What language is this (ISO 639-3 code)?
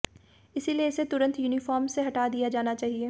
hin